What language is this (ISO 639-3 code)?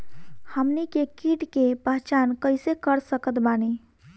bho